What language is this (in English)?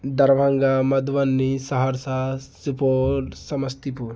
Maithili